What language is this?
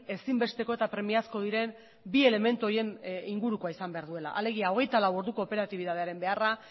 Basque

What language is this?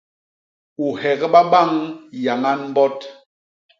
Basaa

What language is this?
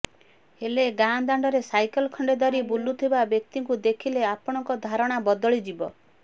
Odia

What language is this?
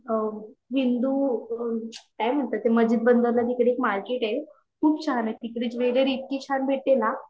Marathi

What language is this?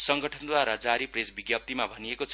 Nepali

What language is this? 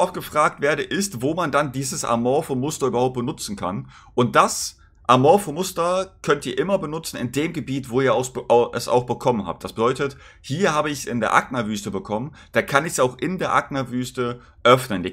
German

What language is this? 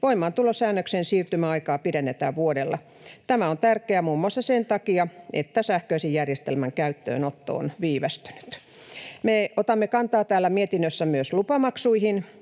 Finnish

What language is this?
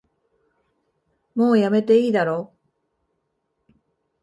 Japanese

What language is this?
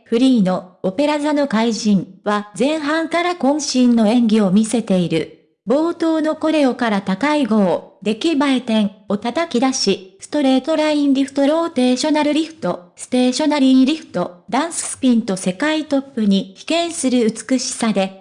Japanese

